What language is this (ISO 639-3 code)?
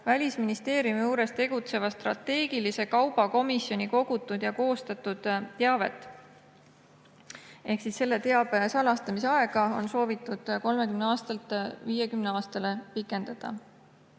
est